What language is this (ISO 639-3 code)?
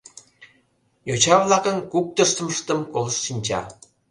chm